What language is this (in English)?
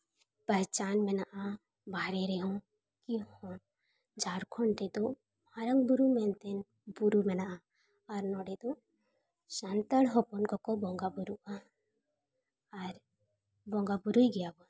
Santali